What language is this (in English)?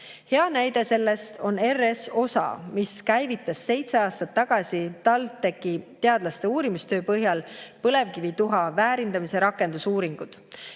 Estonian